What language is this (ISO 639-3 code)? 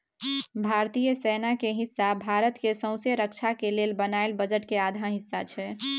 mai